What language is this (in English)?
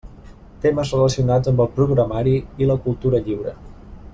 Catalan